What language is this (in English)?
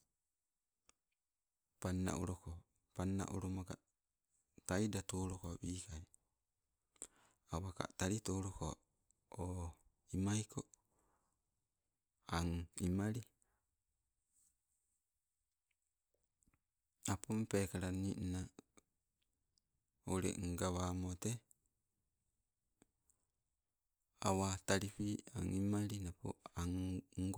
Sibe